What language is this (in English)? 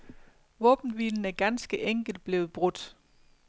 Danish